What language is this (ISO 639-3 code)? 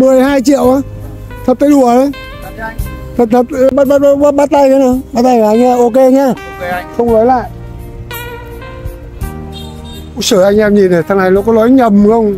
vie